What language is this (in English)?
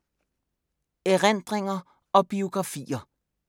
Danish